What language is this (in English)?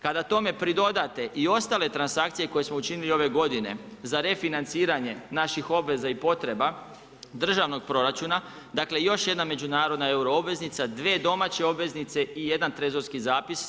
Croatian